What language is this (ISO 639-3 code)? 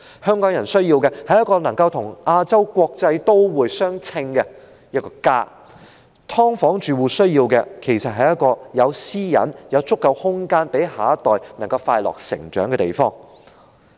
yue